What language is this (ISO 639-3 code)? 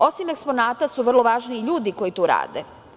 srp